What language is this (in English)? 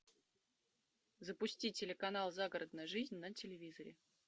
Russian